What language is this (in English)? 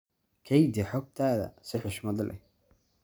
Somali